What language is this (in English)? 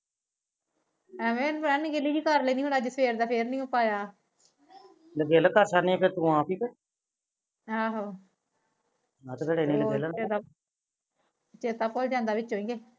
Punjabi